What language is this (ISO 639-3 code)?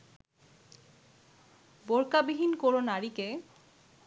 ben